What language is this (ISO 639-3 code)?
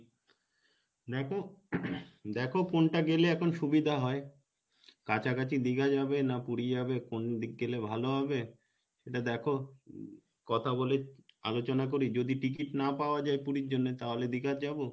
ben